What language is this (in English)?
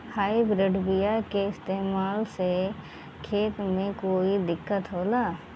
Bhojpuri